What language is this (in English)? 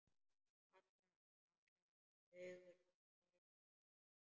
Icelandic